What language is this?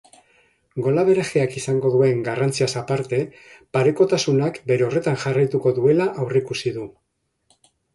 Basque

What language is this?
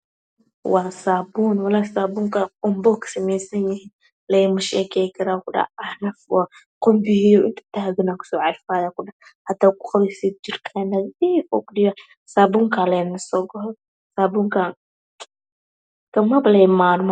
Somali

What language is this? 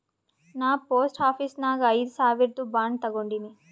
Kannada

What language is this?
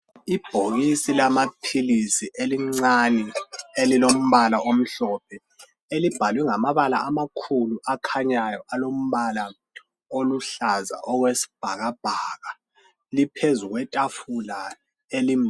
North Ndebele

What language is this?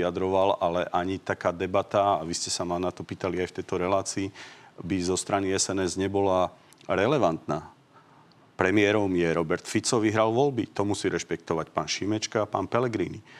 Slovak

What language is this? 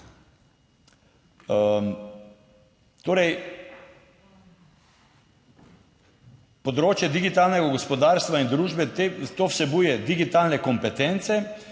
Slovenian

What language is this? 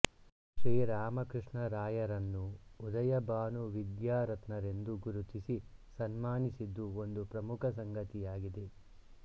Kannada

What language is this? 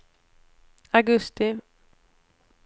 Swedish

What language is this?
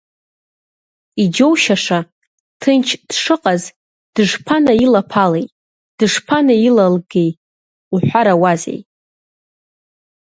Abkhazian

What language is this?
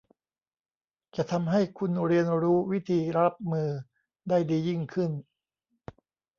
Thai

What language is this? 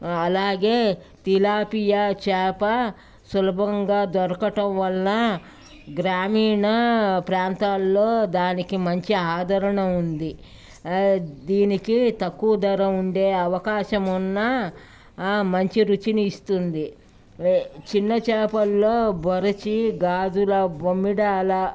Telugu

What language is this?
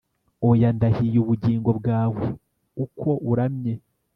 Kinyarwanda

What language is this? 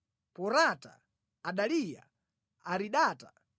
Nyanja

